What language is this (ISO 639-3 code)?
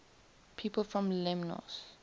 eng